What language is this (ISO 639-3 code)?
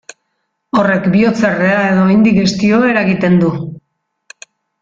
eus